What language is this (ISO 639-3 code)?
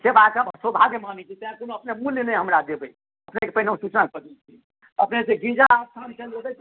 mai